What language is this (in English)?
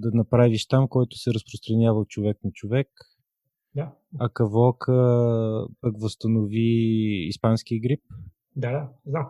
Bulgarian